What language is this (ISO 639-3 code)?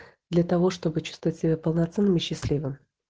rus